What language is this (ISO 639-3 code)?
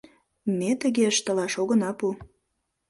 chm